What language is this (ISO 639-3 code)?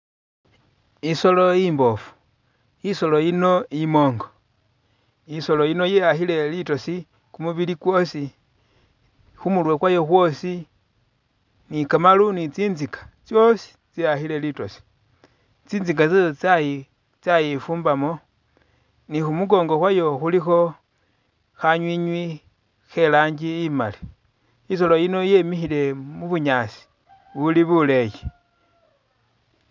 myx